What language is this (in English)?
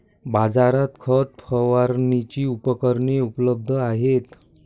Marathi